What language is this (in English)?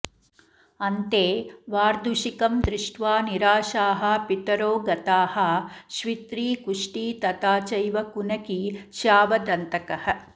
Sanskrit